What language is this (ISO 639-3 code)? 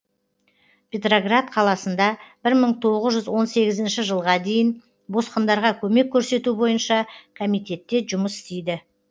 kaz